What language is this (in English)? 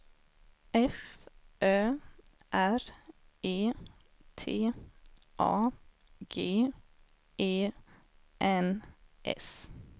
Swedish